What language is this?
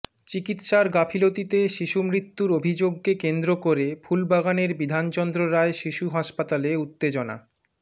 Bangla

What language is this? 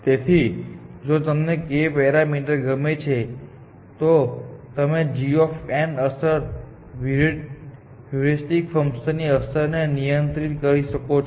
Gujarati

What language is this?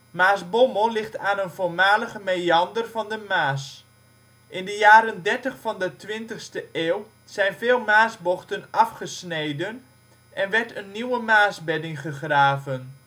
Dutch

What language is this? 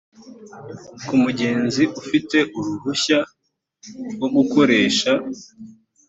Kinyarwanda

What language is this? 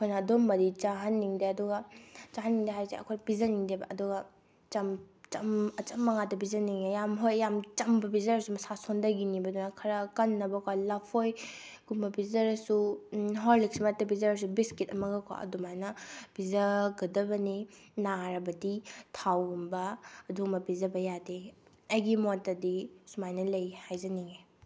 Manipuri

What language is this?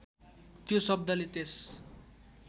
Nepali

